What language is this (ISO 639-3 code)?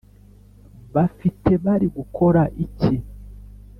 kin